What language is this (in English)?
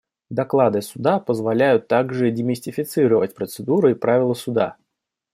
Russian